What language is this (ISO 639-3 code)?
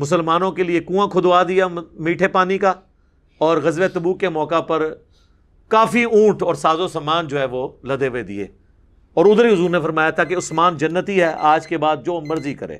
urd